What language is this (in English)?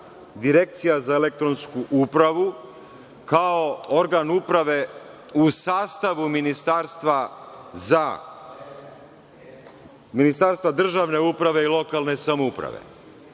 Serbian